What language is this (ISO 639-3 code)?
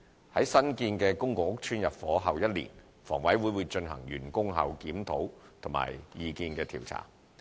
yue